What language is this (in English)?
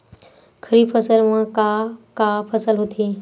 Chhattisgarhi